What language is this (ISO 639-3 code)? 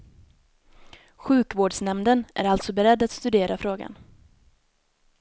swe